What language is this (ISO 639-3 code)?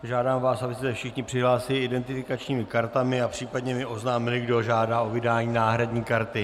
ces